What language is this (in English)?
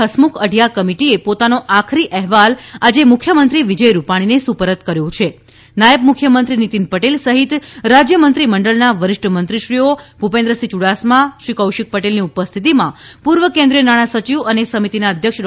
Gujarati